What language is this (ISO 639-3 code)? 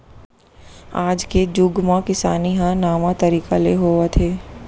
hne